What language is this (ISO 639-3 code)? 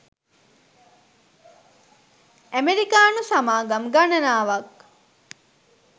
sin